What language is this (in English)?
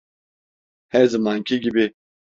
Turkish